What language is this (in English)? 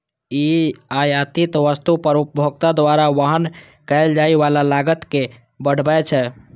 Maithili